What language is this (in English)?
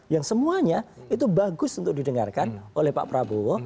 Indonesian